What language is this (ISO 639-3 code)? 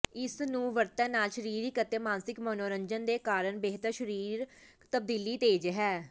pan